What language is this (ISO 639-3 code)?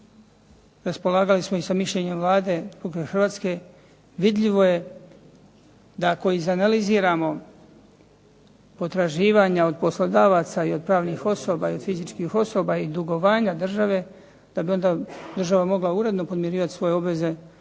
hrv